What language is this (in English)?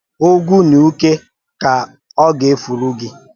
Igbo